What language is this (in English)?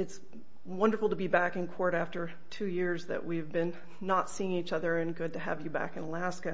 English